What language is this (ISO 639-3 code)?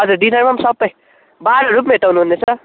nep